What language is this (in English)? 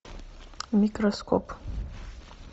Russian